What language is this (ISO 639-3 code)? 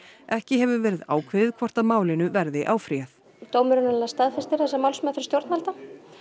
isl